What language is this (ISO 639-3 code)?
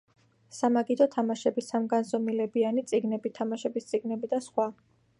kat